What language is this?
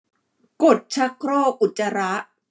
Thai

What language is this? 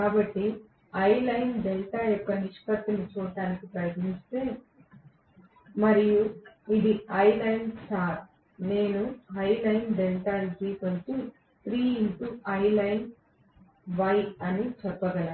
Telugu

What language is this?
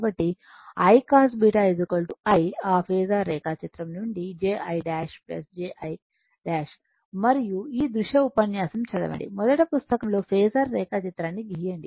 Telugu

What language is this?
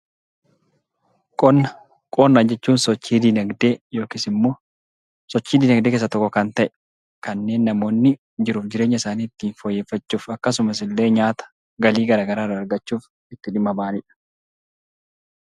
Oromo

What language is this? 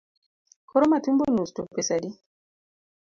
Luo (Kenya and Tanzania)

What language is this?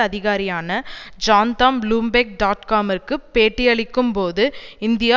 Tamil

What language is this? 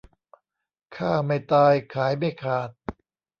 Thai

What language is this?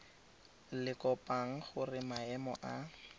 Tswana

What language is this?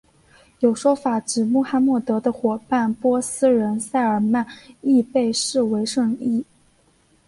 Chinese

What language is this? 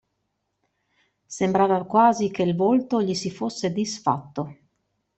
Italian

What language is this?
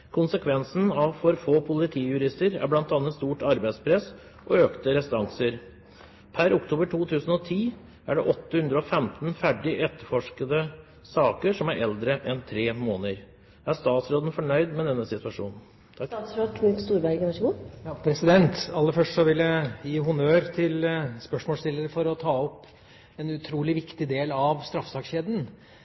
Norwegian Bokmål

